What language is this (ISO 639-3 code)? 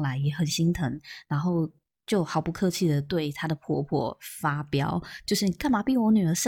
zho